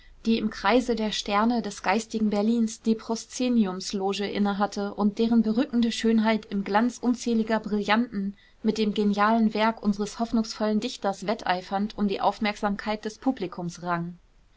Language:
German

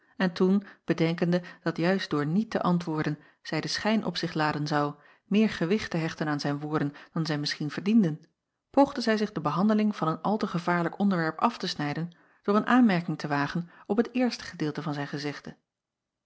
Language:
Dutch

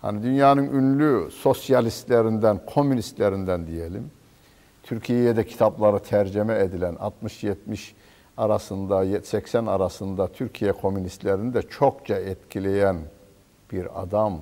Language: Turkish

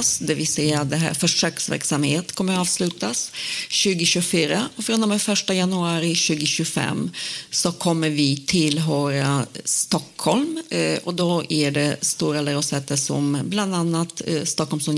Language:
Swedish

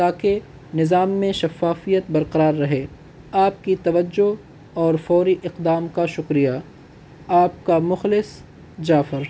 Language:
Urdu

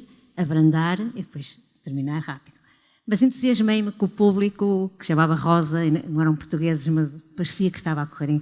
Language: Portuguese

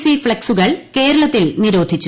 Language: Malayalam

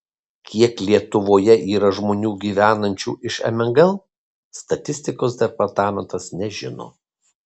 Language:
Lithuanian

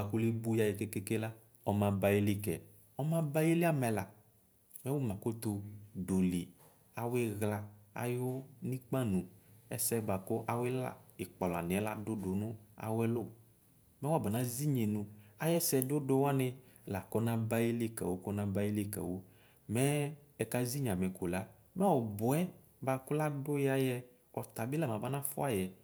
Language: Ikposo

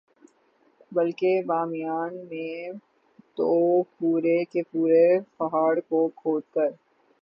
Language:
Urdu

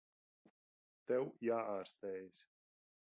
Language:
Latvian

